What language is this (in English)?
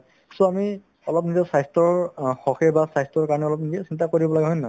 Assamese